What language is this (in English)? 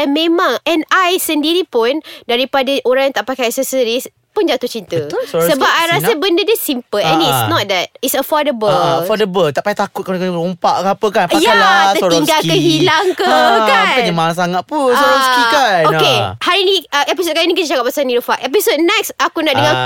Malay